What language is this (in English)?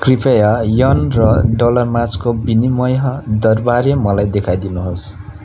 Nepali